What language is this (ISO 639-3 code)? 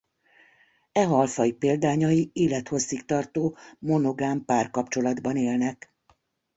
hun